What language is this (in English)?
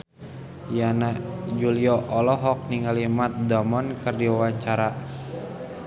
Sundanese